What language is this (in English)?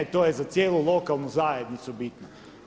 Croatian